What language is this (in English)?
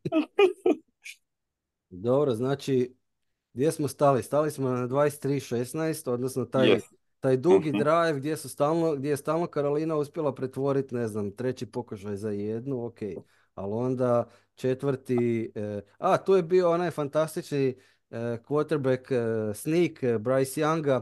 Croatian